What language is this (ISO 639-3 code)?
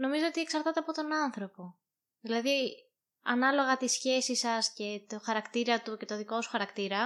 ell